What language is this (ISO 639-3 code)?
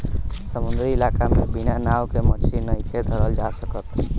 bho